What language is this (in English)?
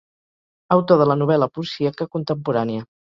Catalan